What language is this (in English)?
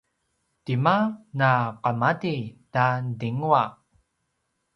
Paiwan